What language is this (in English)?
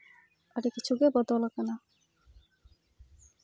Santali